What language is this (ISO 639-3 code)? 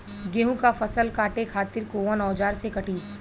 bho